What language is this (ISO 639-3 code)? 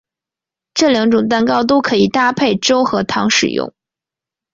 zho